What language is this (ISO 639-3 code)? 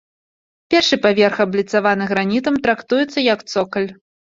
bel